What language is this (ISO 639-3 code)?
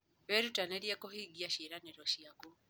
kik